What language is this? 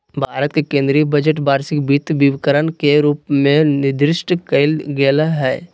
Magahi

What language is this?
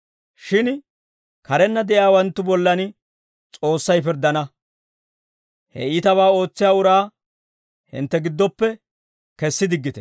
Dawro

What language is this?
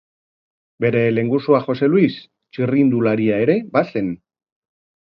Basque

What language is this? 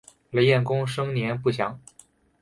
Chinese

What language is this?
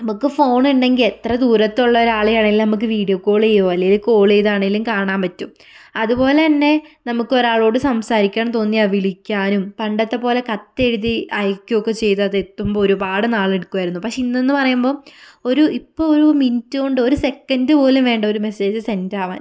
Malayalam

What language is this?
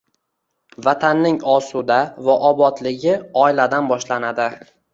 Uzbek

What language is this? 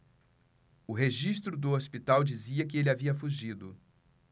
Portuguese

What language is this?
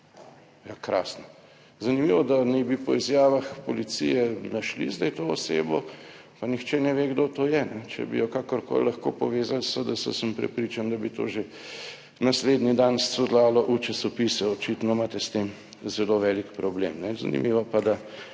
Slovenian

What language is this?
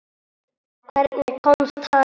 Icelandic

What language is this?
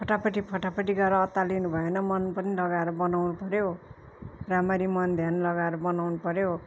Nepali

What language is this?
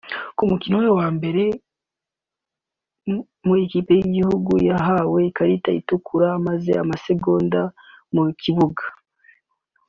Kinyarwanda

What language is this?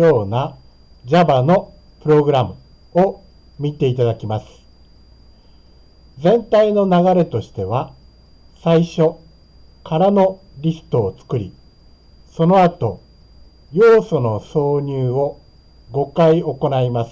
Japanese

